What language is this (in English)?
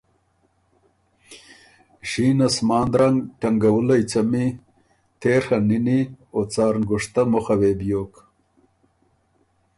Ormuri